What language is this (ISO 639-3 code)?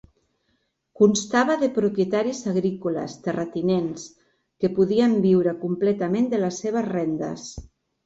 cat